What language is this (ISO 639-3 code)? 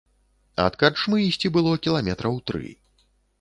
bel